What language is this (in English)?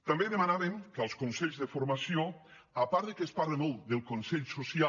Catalan